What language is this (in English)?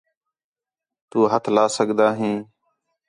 Khetrani